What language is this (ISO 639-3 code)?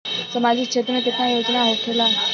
bho